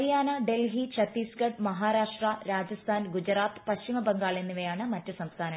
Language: Malayalam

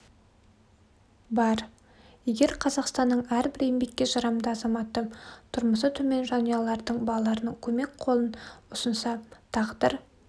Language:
Kazakh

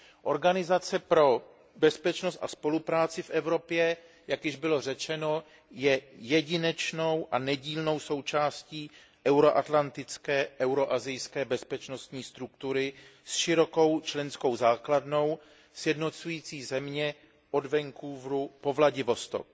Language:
Czech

